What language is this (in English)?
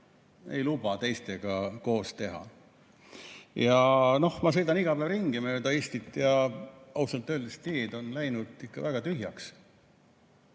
Estonian